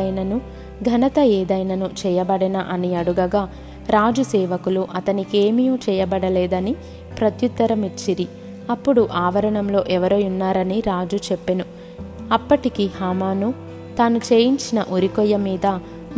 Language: Telugu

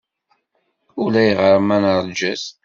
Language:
Kabyle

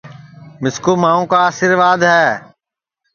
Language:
Sansi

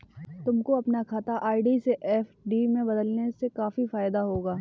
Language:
Hindi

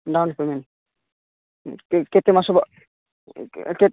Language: Odia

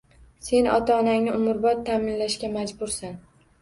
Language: Uzbek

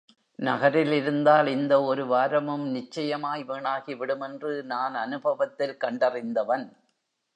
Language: Tamil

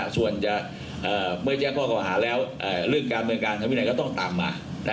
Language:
Thai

